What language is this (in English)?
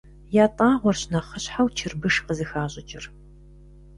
Kabardian